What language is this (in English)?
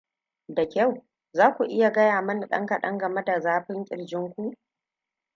Hausa